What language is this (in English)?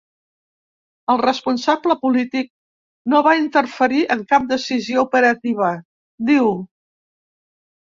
Catalan